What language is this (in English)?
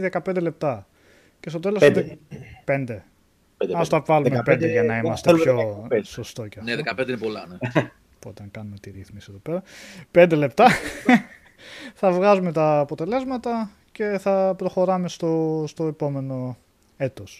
Greek